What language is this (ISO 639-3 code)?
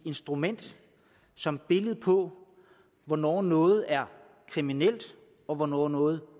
dan